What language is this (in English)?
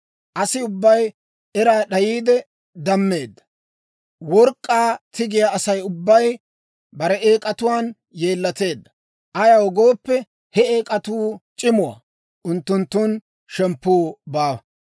Dawro